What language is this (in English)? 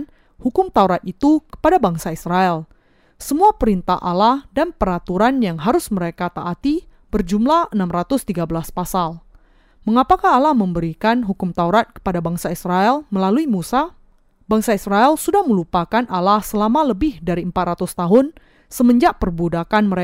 Indonesian